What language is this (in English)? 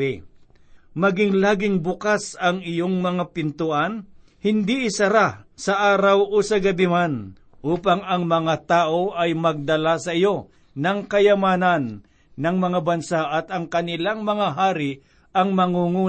Filipino